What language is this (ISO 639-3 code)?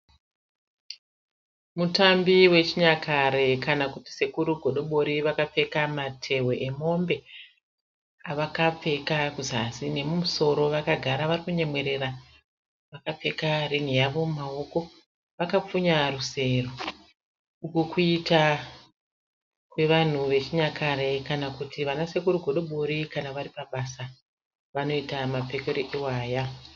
sna